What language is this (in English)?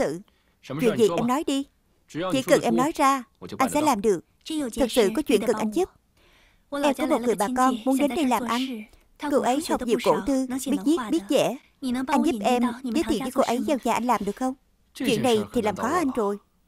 Vietnamese